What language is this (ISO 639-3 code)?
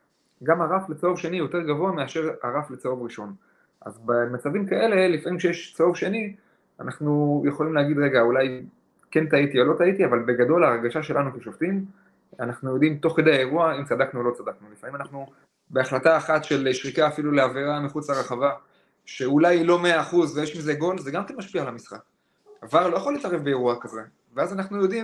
heb